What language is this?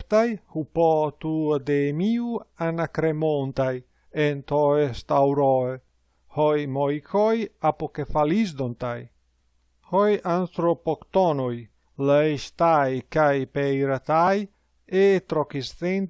Greek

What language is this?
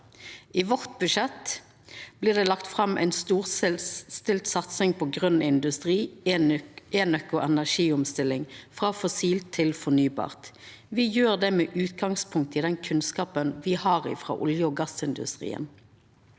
Norwegian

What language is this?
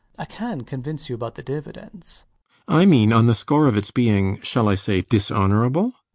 English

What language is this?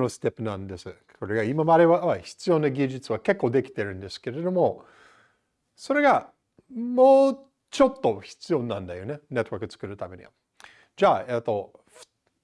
Japanese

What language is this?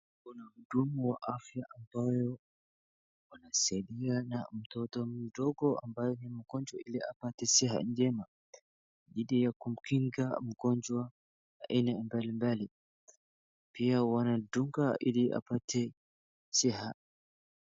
Swahili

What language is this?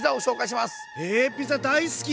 Japanese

